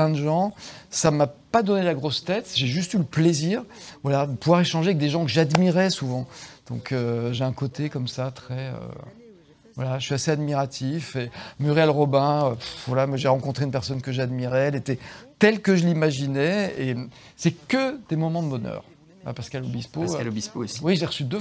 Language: French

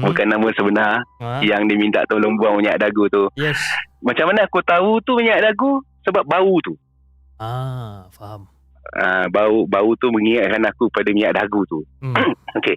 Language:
Malay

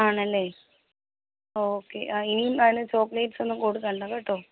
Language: Malayalam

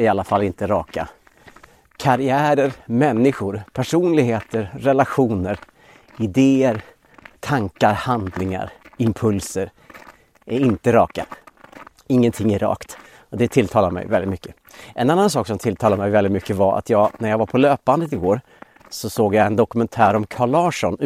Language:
Swedish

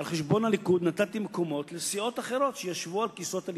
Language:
Hebrew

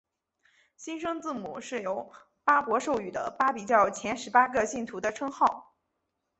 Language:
Chinese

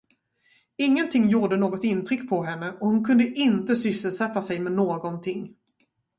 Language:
Swedish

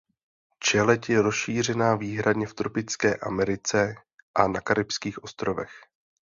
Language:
Czech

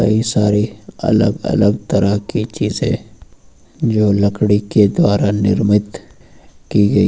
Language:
Hindi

